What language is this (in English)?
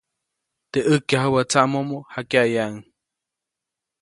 Copainalá Zoque